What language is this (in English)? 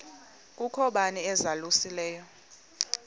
Xhosa